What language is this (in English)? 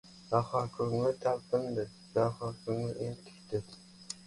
Uzbek